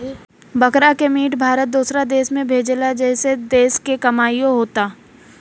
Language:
Bhojpuri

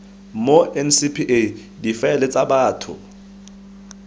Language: Tswana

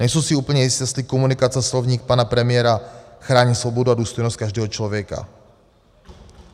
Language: Czech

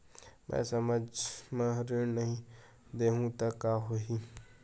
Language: Chhattisgarhi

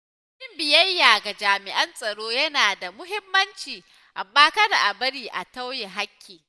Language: Hausa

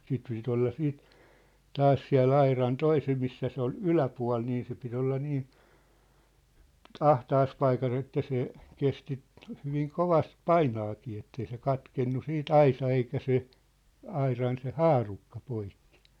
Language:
Finnish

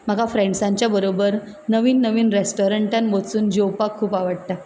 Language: Konkani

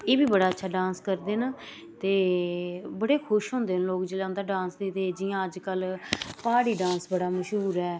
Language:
Dogri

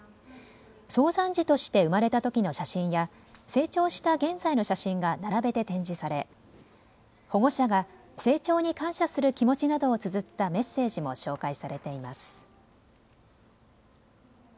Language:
Japanese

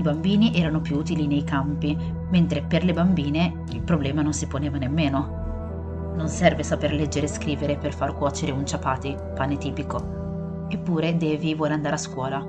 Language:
Italian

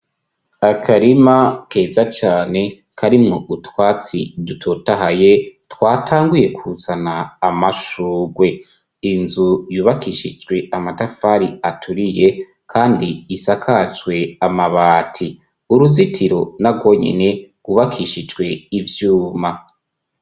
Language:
Rundi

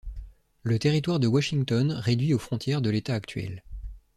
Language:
French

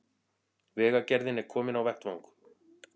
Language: Icelandic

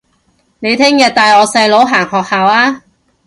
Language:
Cantonese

